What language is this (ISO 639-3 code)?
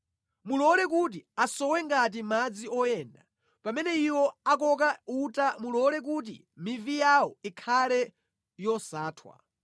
nya